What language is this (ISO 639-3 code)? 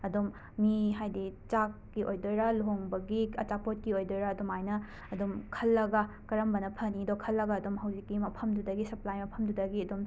mni